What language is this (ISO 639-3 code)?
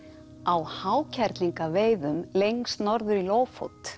isl